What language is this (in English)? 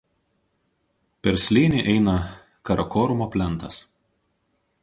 Lithuanian